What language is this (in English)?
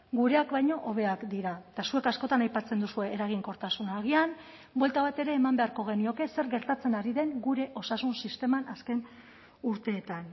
Basque